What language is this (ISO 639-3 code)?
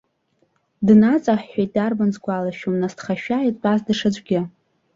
abk